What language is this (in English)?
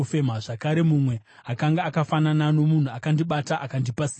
Shona